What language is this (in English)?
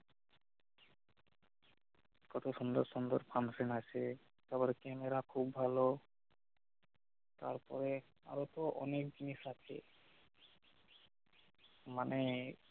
Bangla